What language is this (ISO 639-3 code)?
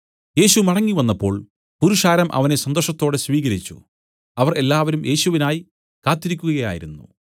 mal